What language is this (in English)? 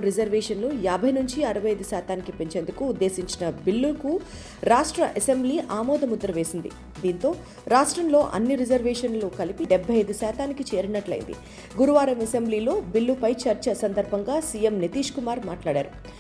Telugu